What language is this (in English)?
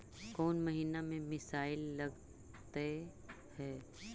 Magahi